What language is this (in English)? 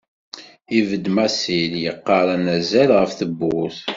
Kabyle